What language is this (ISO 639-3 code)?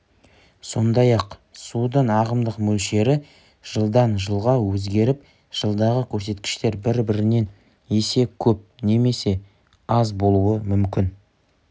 kaz